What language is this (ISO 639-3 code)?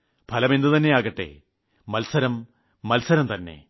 mal